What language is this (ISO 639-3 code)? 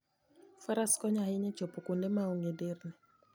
luo